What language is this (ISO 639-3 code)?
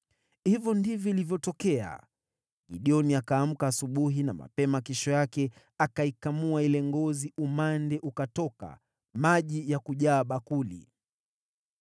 swa